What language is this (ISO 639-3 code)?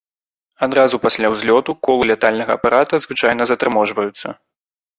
bel